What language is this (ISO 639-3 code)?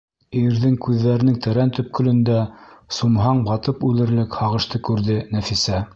bak